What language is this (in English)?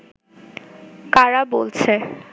Bangla